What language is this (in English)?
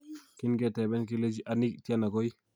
Kalenjin